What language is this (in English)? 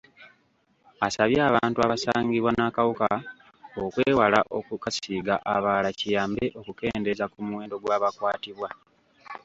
Ganda